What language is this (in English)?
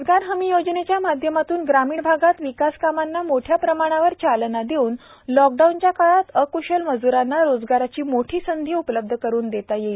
Marathi